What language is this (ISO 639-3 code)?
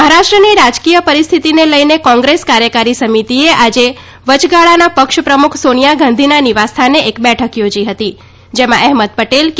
guj